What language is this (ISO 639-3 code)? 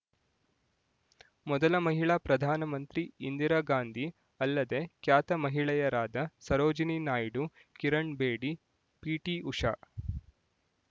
kan